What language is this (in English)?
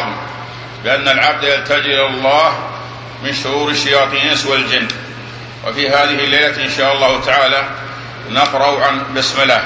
Arabic